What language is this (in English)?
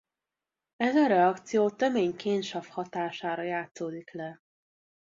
Hungarian